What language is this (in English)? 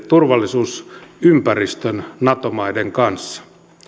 Finnish